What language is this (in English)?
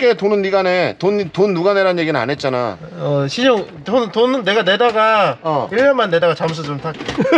Korean